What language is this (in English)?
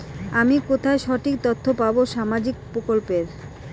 Bangla